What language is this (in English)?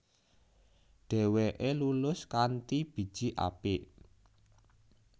Javanese